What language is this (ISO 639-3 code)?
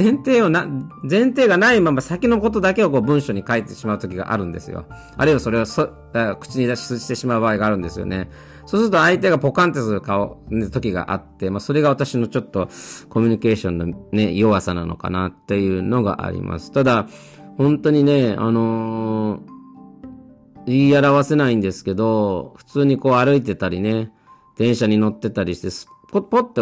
jpn